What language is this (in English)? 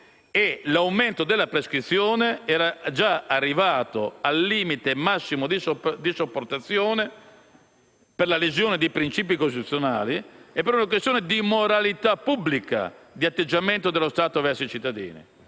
Italian